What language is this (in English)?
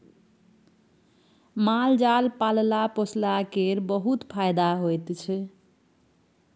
Maithili